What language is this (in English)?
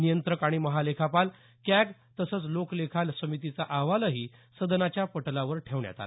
Marathi